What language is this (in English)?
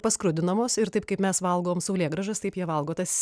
Lithuanian